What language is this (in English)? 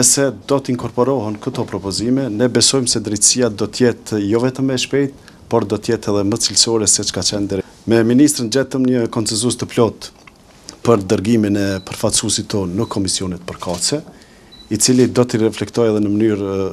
Romanian